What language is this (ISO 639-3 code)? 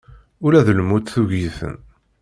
kab